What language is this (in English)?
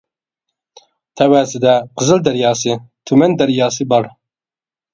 Uyghur